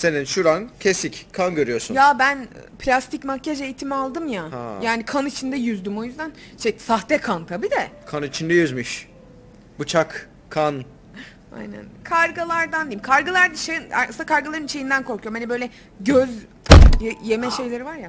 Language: Turkish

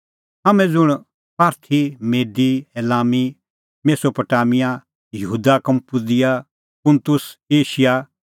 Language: Kullu Pahari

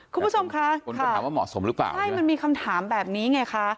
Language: Thai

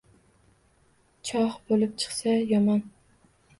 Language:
Uzbek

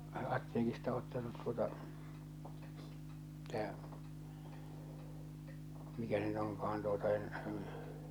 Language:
Finnish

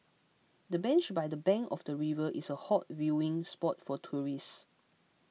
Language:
English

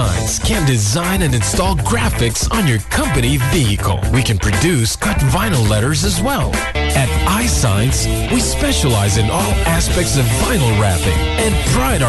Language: Filipino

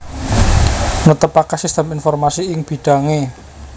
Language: Javanese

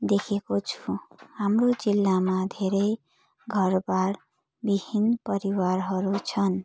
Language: Nepali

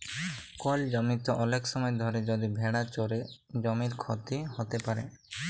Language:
Bangla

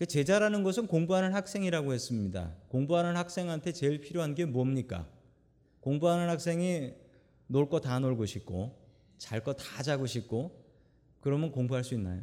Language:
Korean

